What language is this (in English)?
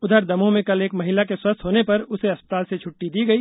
Hindi